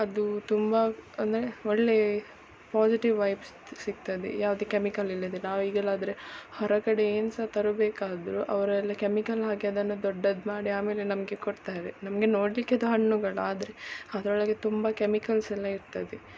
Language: Kannada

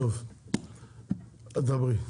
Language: Hebrew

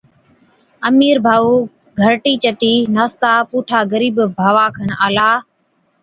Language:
Od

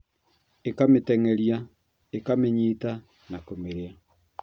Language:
Kikuyu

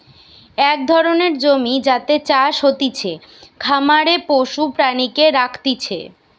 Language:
Bangla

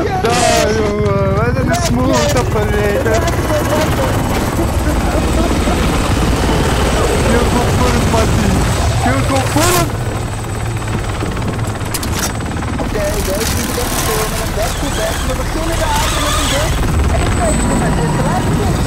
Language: Dutch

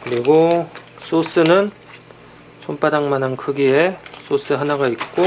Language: Korean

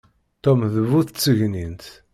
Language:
Kabyle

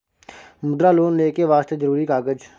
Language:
Maithili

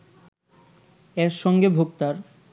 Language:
Bangla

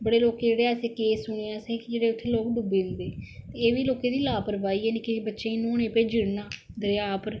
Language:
Dogri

